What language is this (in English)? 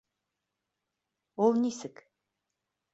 Bashkir